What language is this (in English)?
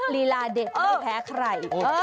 Thai